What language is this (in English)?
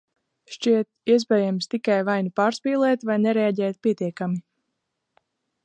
Latvian